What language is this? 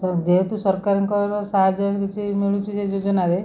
Odia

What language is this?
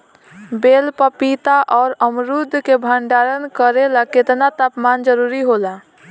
Bhojpuri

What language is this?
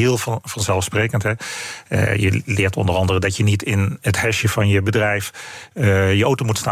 Dutch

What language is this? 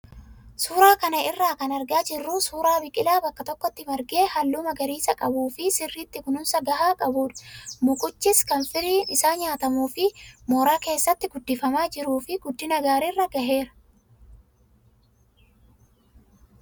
Oromo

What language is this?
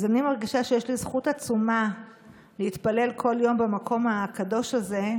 Hebrew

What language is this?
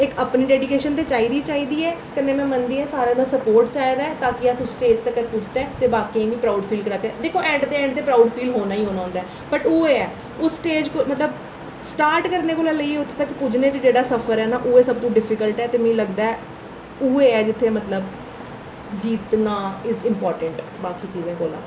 Dogri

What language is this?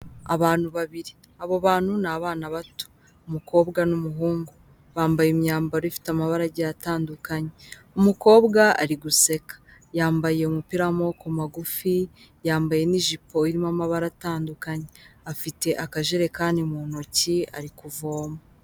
Kinyarwanda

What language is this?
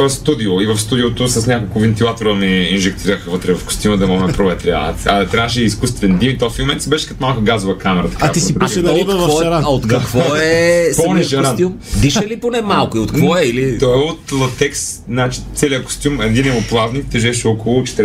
Bulgarian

